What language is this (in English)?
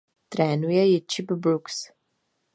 Czech